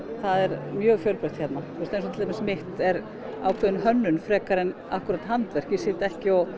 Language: Icelandic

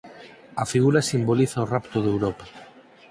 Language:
Galician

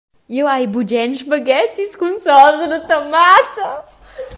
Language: Romansh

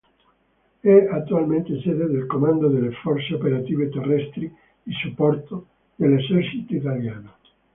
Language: Italian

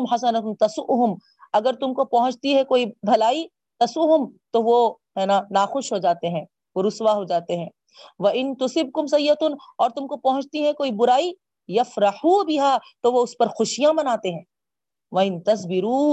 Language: Urdu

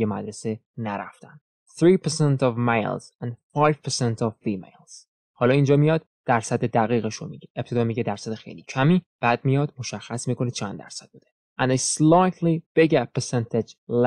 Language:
Persian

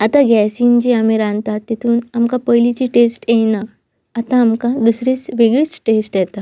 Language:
Konkani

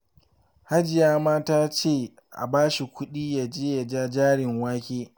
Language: Hausa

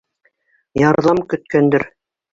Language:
Bashkir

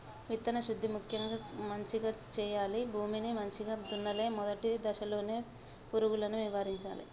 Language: Telugu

